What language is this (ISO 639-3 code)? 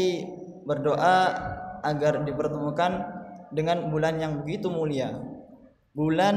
ind